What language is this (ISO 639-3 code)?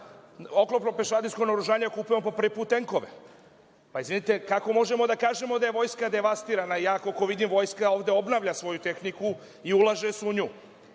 srp